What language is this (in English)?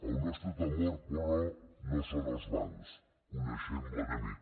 Catalan